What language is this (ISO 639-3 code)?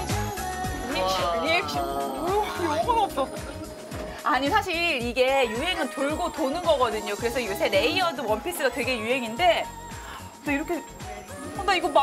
kor